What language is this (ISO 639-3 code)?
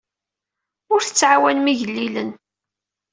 kab